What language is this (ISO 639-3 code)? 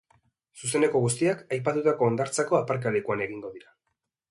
eus